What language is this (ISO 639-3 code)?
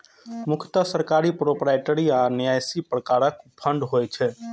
mai